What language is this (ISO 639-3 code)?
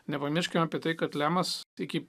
lit